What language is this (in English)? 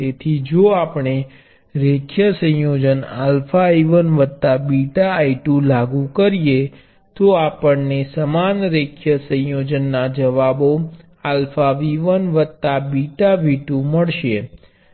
Gujarati